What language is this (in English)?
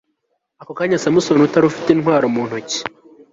Kinyarwanda